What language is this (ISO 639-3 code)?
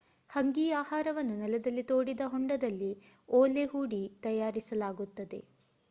kan